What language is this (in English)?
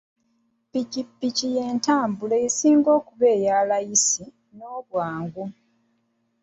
Ganda